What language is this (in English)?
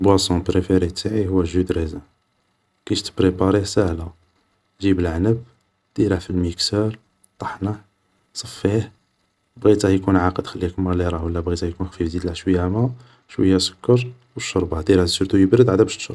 Algerian Arabic